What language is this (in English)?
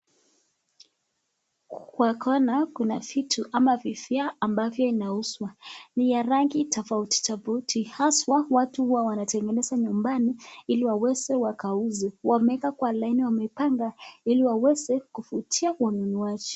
Swahili